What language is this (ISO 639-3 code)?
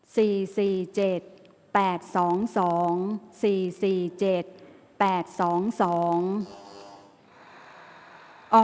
tha